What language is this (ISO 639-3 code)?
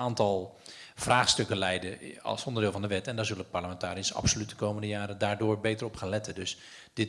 nld